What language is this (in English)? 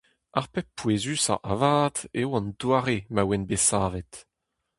Breton